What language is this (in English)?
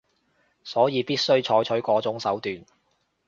Cantonese